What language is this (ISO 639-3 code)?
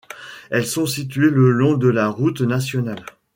fra